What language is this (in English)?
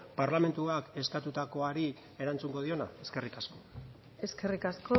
Basque